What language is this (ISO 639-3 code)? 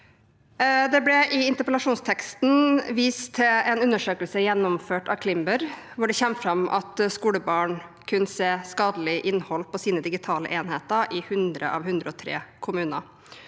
nor